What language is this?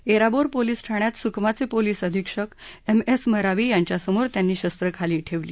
Marathi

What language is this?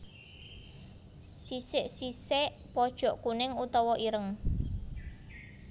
Javanese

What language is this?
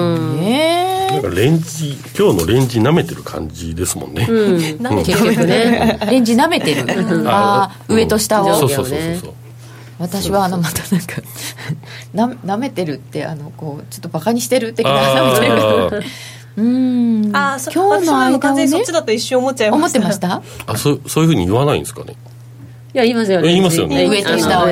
Japanese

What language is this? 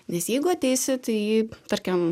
Lithuanian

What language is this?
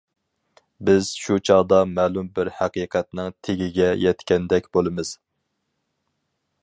Uyghur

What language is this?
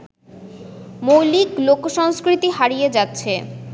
Bangla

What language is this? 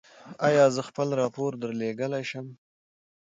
Pashto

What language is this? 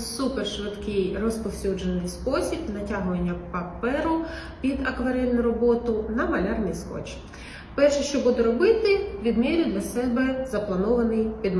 Ukrainian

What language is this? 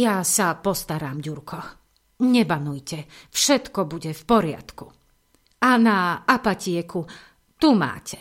Slovak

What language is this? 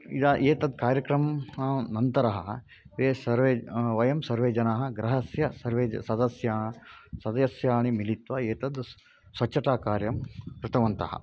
Sanskrit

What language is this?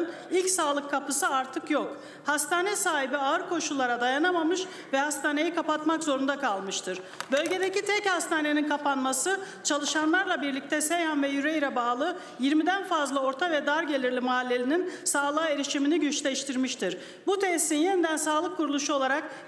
Turkish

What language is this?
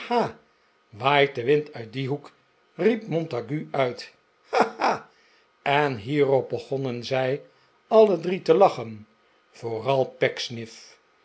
Dutch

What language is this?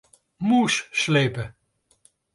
Western Frisian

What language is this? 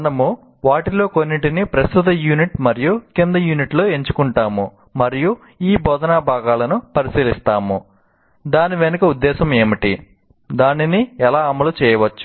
Telugu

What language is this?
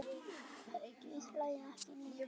Icelandic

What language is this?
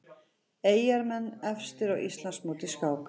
Icelandic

